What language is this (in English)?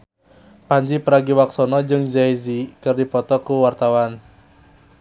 Sundanese